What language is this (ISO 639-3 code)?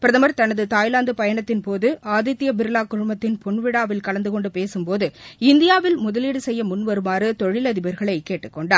tam